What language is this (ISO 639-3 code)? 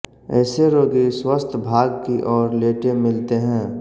hin